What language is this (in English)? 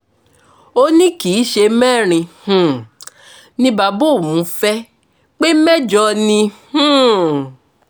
Yoruba